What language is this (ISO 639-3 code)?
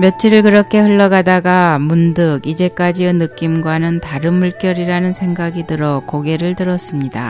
kor